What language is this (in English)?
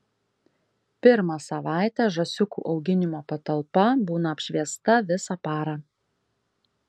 Lithuanian